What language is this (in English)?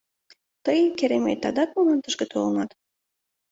Mari